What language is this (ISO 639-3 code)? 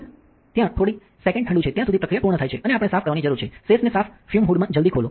guj